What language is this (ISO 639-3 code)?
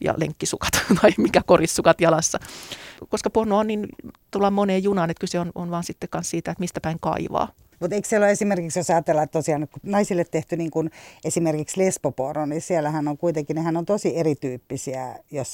fin